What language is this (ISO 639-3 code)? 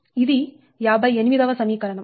tel